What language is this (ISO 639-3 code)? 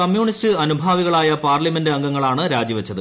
mal